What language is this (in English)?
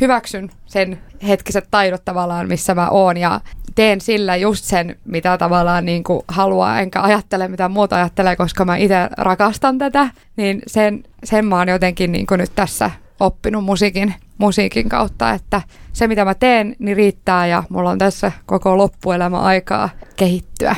Finnish